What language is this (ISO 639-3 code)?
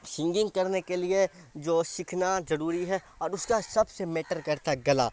urd